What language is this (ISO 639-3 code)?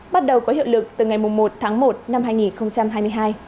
vie